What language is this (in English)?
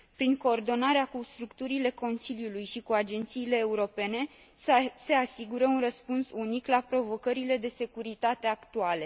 Romanian